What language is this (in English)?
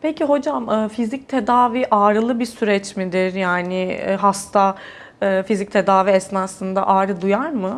Turkish